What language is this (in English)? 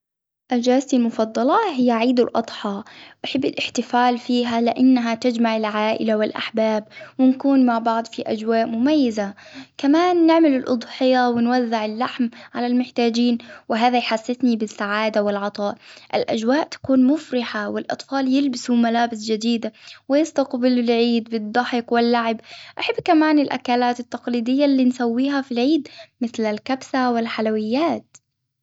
Hijazi Arabic